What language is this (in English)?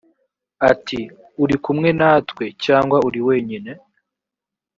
Kinyarwanda